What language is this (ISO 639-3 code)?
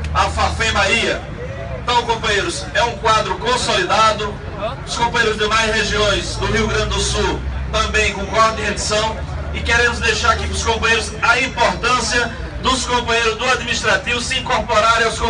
por